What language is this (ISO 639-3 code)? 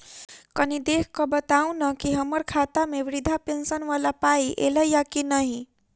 mai